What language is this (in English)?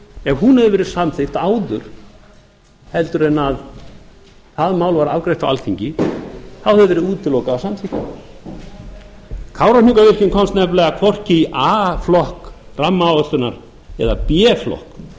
Icelandic